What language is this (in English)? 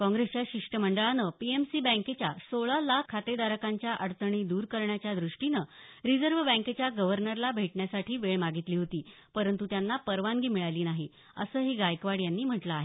Marathi